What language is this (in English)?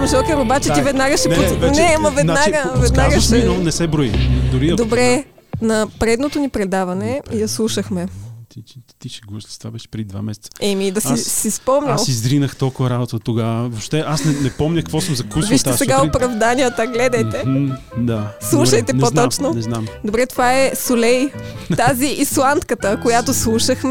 Bulgarian